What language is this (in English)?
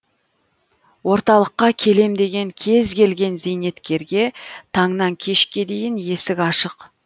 Kazakh